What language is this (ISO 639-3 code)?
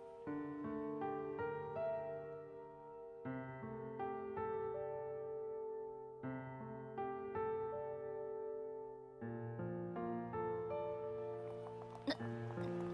jpn